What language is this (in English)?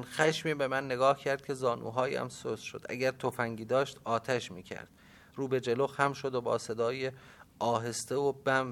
Persian